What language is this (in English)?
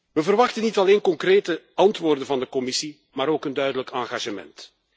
Dutch